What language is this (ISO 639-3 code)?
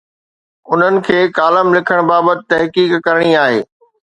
snd